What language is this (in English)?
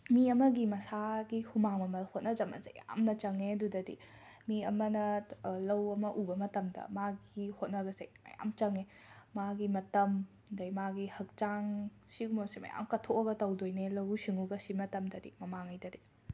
Manipuri